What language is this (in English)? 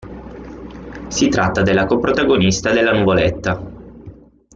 Italian